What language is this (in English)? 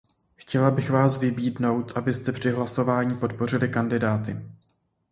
Czech